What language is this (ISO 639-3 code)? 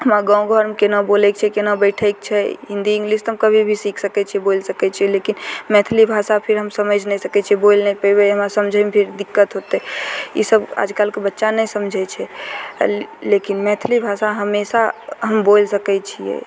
mai